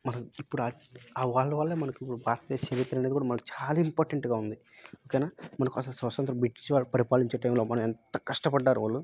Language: Telugu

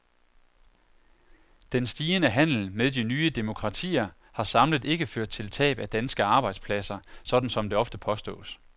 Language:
Danish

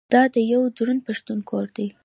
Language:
Pashto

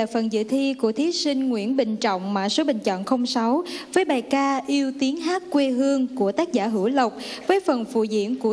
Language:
Vietnamese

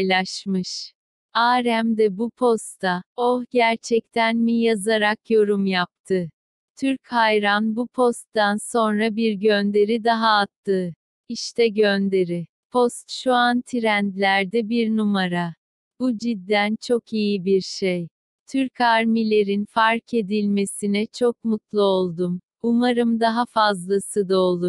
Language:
Turkish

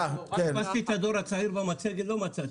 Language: Hebrew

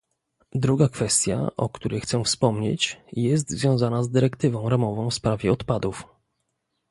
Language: Polish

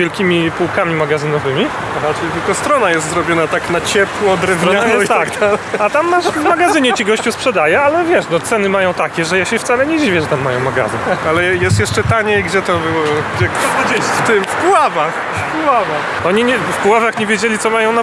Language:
Polish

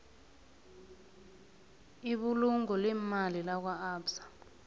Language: South Ndebele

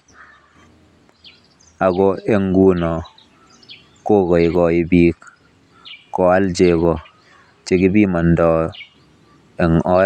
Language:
Kalenjin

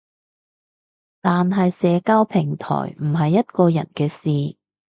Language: Cantonese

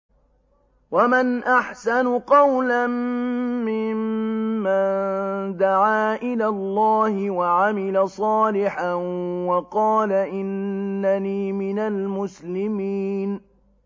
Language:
Arabic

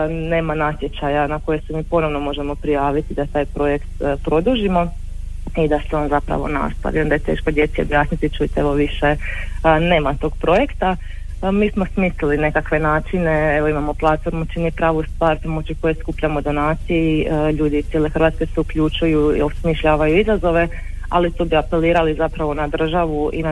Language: Croatian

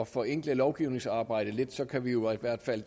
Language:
Danish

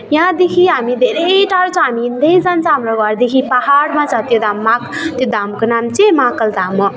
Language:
Nepali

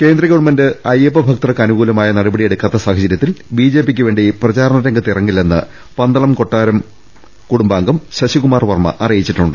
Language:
Malayalam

